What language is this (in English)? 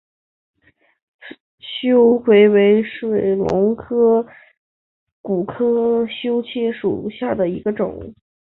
Chinese